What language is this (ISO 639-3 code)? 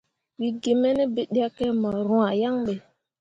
mua